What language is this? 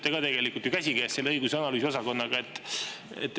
Estonian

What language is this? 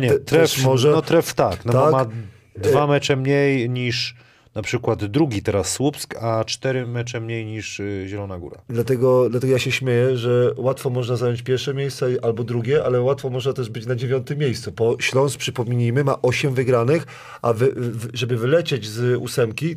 Polish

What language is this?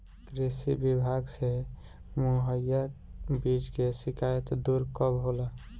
Bhojpuri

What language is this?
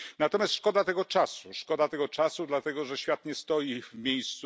Polish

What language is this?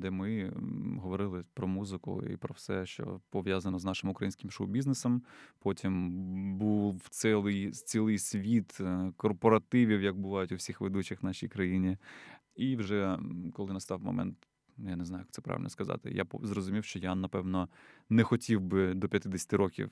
Ukrainian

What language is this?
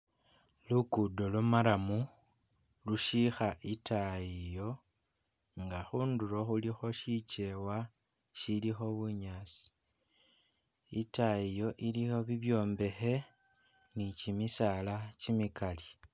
Masaaba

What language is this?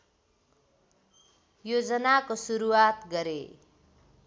Nepali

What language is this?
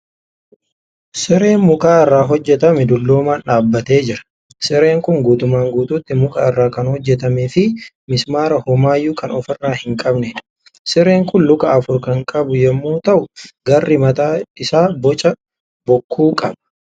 Oromo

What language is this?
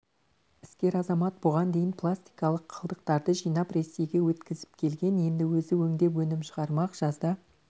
Kazakh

